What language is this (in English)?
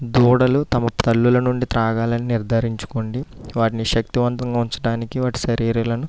Telugu